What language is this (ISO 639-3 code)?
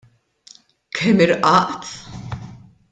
mlt